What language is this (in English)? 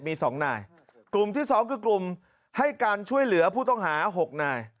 Thai